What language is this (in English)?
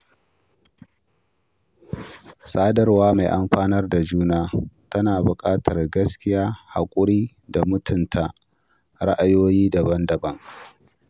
Hausa